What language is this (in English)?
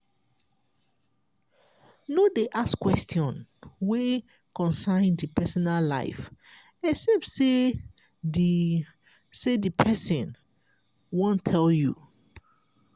Nigerian Pidgin